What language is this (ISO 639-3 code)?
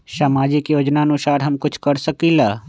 mag